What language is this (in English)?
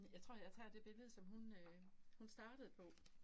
Danish